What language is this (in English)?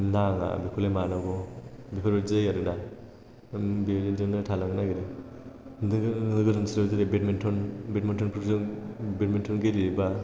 Bodo